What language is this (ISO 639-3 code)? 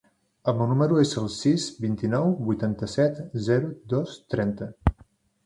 cat